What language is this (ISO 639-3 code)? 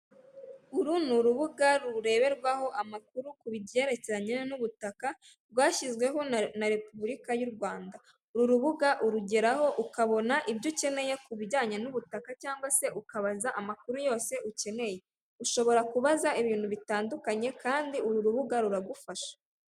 kin